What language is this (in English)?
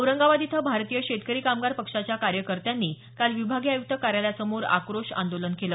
Marathi